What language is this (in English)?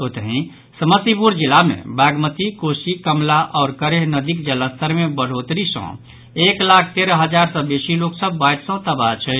Maithili